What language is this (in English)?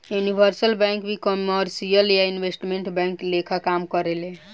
Bhojpuri